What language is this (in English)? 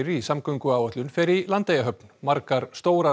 Icelandic